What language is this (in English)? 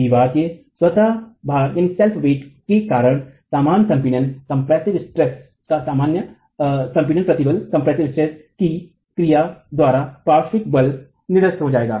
Hindi